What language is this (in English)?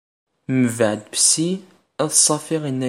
Kabyle